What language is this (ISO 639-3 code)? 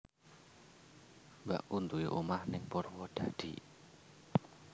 jav